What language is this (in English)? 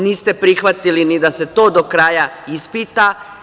Serbian